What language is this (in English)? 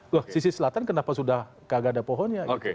Indonesian